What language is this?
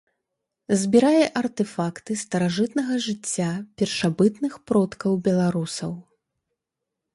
Belarusian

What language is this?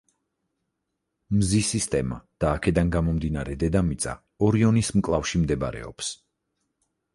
Georgian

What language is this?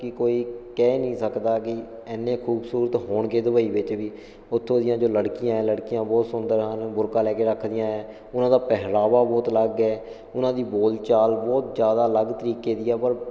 Punjabi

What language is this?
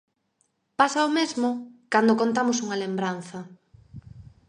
Galician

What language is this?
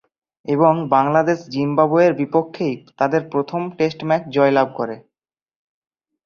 Bangla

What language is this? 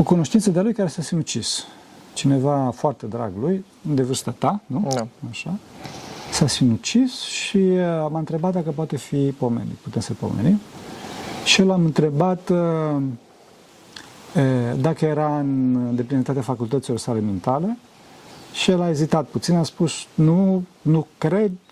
Romanian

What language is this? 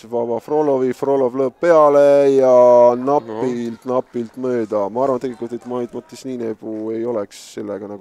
Italian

